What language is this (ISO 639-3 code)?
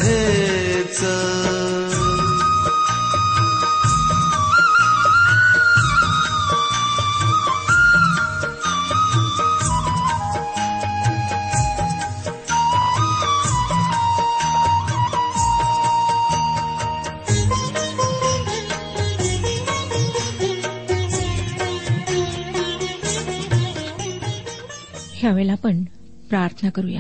mar